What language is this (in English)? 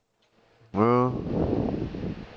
Punjabi